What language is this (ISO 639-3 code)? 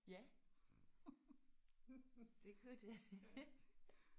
dan